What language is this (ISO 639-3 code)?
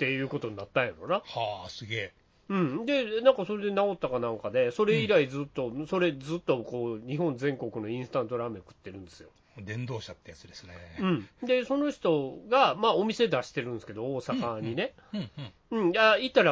jpn